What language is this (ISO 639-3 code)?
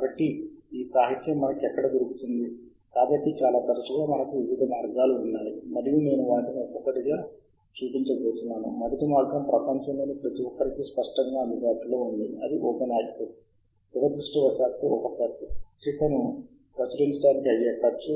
tel